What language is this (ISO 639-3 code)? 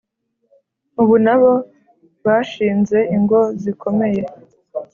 kin